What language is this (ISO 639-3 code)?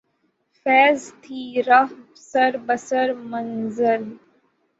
urd